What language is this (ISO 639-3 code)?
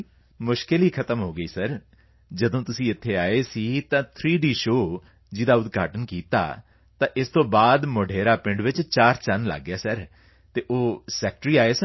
pan